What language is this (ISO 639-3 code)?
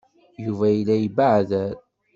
kab